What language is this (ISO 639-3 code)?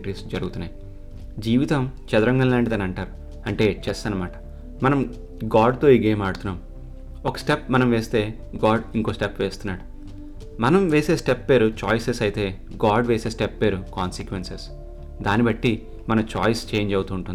tel